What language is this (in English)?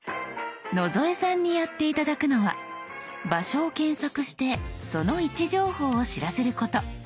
Japanese